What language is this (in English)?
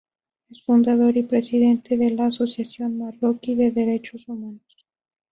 Spanish